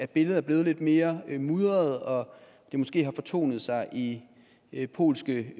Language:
Danish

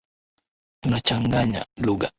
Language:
Swahili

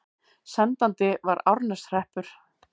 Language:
Icelandic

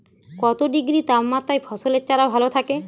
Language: Bangla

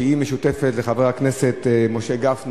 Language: Hebrew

